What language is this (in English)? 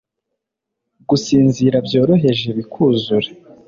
Kinyarwanda